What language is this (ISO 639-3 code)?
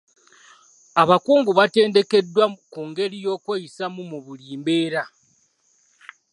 lug